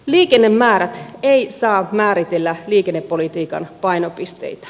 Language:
Finnish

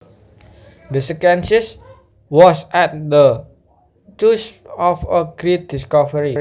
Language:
Javanese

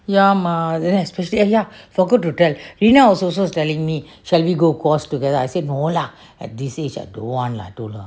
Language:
English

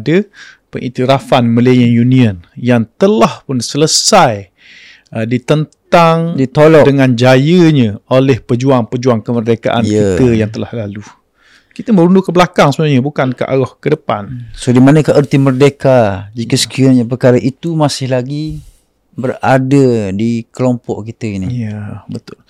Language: Malay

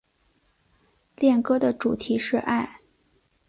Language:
Chinese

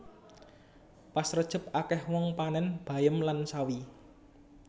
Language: Javanese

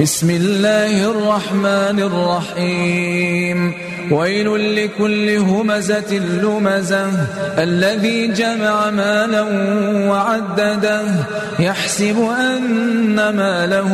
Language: Arabic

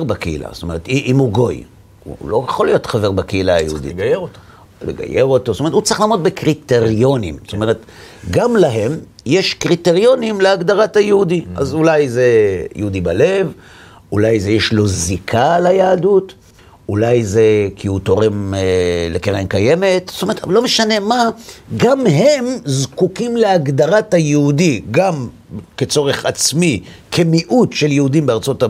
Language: Hebrew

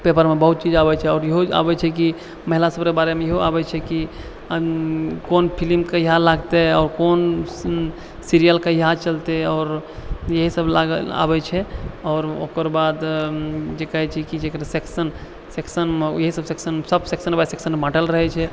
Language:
Maithili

